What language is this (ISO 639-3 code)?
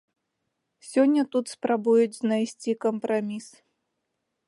bel